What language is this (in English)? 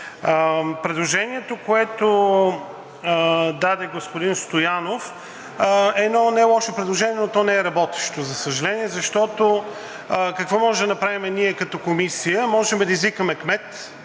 Bulgarian